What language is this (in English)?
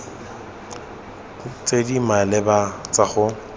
Tswana